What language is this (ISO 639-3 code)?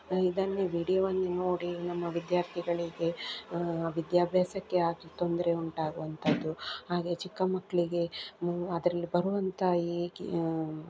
kan